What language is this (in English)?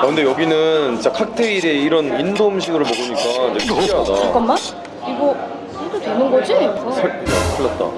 Korean